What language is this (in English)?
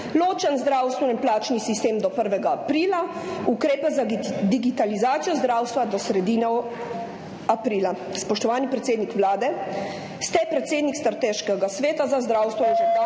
Slovenian